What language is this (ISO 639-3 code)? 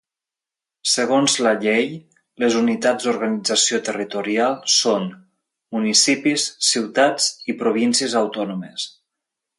cat